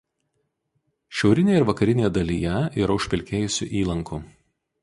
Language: Lithuanian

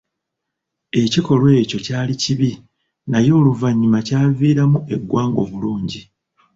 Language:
Ganda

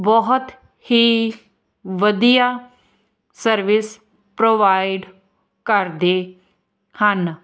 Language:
Punjabi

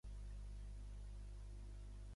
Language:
Catalan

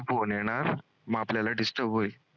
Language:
Marathi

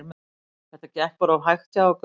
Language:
Icelandic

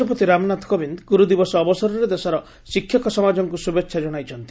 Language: Odia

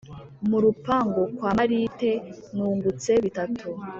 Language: Kinyarwanda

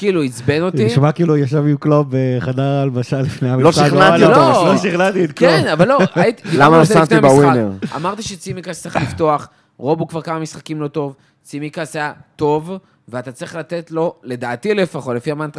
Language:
Hebrew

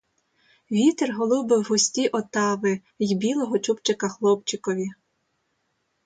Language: Ukrainian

